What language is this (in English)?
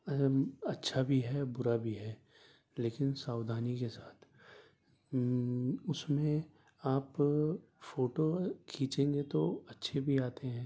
Urdu